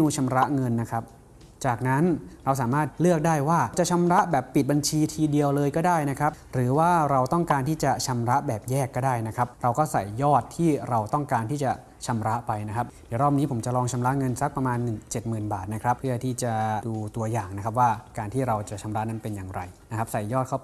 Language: Thai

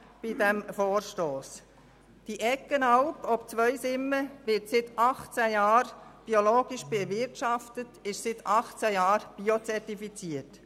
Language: Swiss German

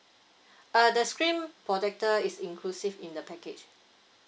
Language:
English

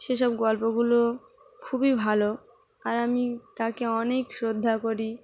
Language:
Bangla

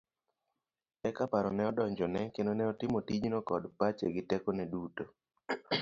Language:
Luo (Kenya and Tanzania)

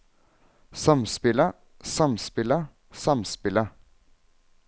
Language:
Norwegian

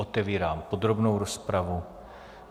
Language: Czech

